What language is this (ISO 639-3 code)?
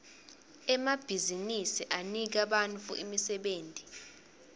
ssw